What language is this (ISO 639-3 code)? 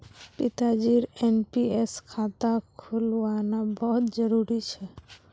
mag